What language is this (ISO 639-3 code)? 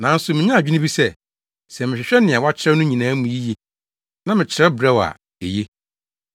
aka